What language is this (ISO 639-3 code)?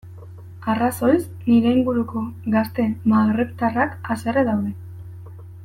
eus